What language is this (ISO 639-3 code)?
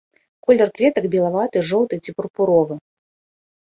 bel